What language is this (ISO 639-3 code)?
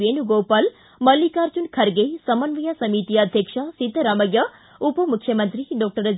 kan